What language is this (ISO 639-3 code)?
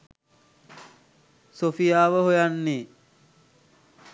sin